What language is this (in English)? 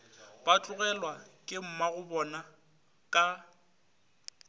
Northern Sotho